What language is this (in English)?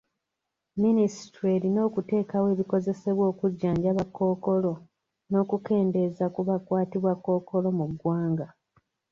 Ganda